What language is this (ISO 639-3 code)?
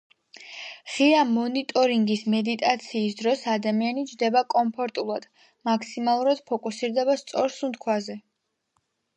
kat